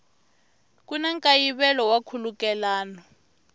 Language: Tsonga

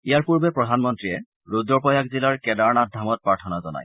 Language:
Assamese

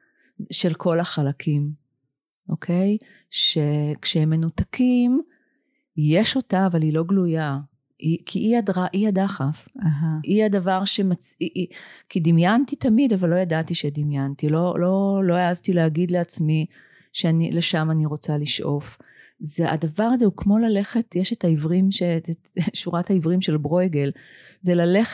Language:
Hebrew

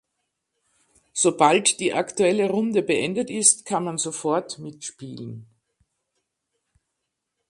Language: German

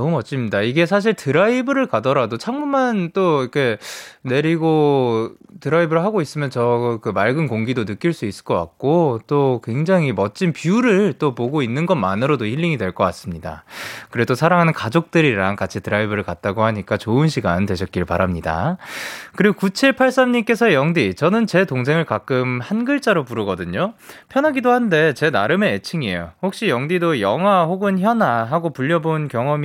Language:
Korean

